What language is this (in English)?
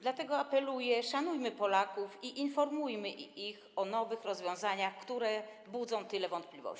Polish